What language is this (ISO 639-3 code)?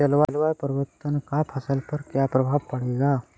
hin